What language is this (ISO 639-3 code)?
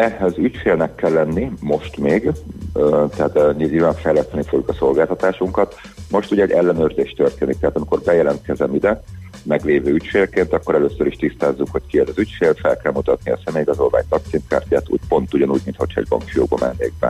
hun